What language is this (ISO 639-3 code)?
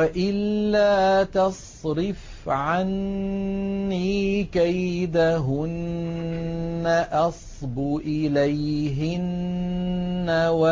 ara